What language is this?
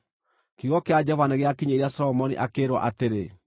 Kikuyu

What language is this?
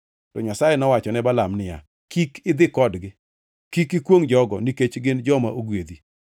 Luo (Kenya and Tanzania)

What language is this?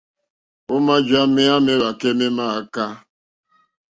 Mokpwe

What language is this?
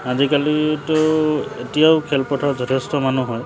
Assamese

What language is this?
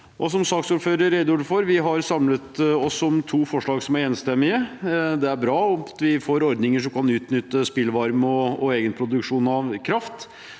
Norwegian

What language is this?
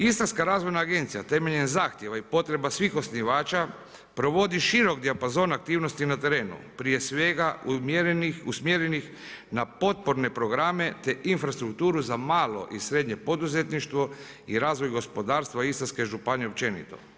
Croatian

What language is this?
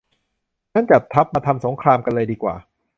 Thai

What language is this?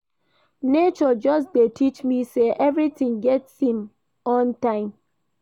Nigerian Pidgin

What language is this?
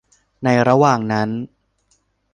Thai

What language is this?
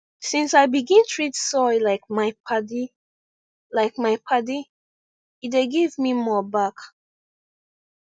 Nigerian Pidgin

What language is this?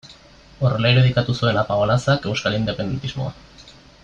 Basque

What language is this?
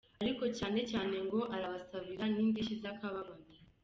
Kinyarwanda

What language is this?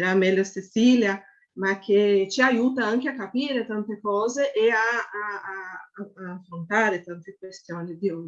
Italian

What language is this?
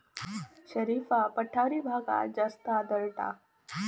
Marathi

